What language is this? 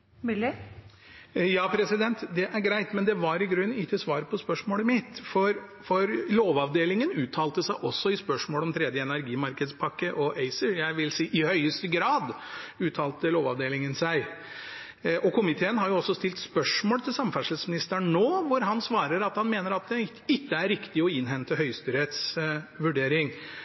Norwegian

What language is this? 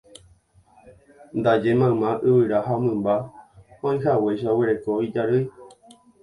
Guarani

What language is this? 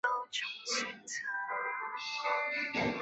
Chinese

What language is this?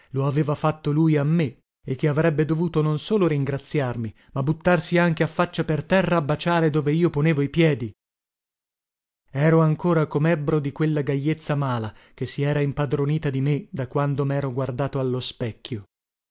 Italian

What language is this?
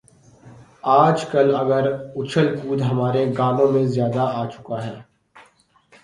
Urdu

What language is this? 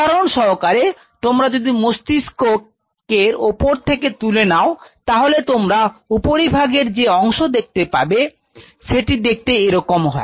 Bangla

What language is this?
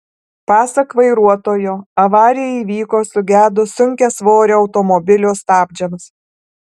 Lithuanian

